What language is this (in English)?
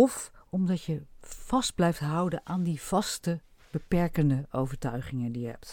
Dutch